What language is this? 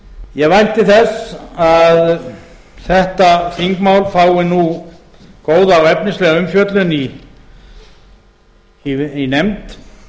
Icelandic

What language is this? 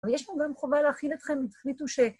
Hebrew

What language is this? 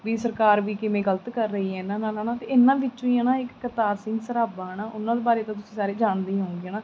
Punjabi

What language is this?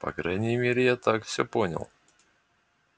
Russian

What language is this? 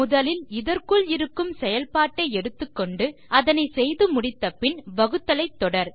Tamil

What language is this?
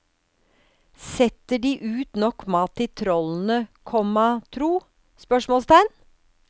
Norwegian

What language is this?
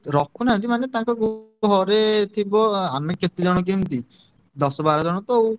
Odia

